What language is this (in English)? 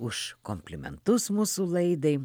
Lithuanian